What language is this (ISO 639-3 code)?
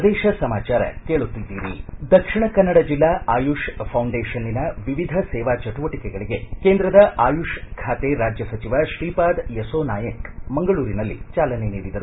kan